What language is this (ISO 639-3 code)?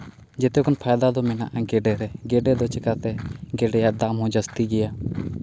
sat